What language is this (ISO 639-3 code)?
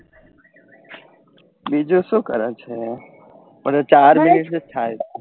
guj